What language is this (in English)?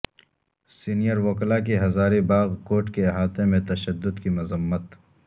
Urdu